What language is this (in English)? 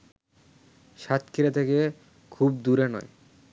Bangla